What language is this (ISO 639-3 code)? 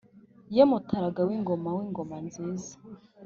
kin